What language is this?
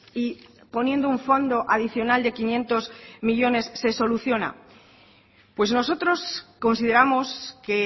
Spanish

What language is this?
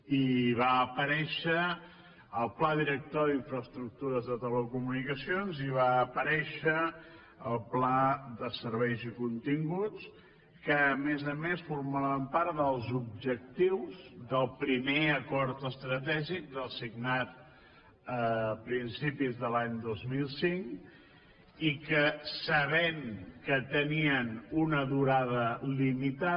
Catalan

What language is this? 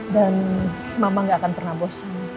Indonesian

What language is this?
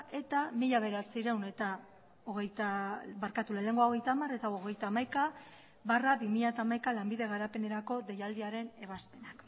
Basque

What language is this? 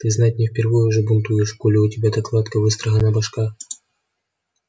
Russian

